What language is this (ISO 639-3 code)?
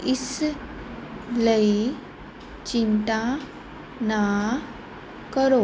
pan